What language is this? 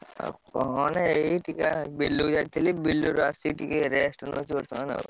Odia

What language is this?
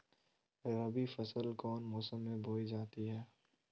Magahi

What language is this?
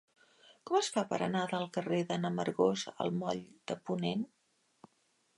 Catalan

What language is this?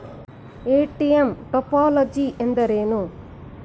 Kannada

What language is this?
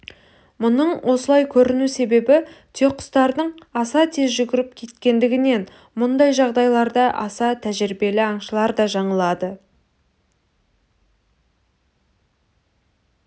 Kazakh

